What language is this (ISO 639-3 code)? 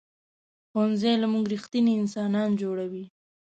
pus